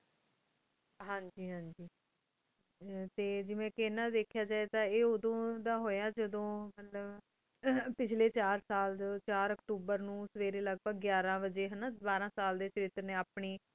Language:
Punjabi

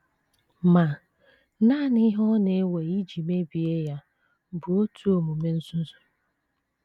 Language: Igbo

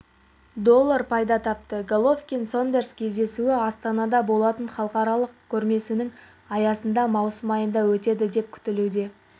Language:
Kazakh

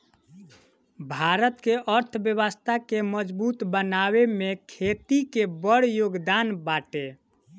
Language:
Bhojpuri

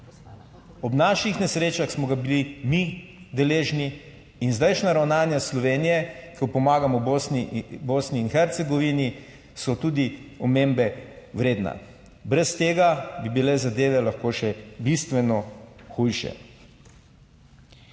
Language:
Slovenian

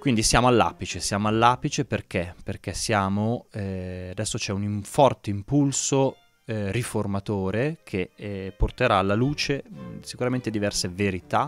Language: Italian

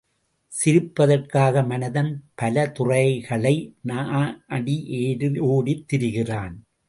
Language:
Tamil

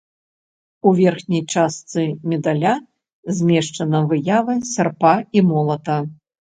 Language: Belarusian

